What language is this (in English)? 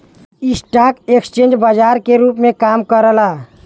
Bhojpuri